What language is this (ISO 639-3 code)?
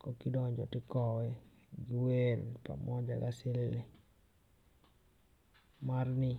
luo